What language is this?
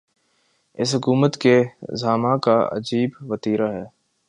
Urdu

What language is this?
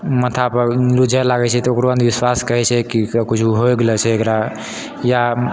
Maithili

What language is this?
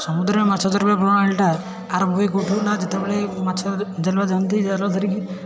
Odia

